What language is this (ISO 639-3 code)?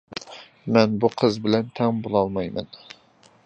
uig